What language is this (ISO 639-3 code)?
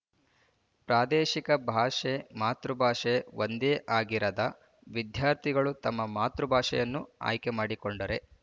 kan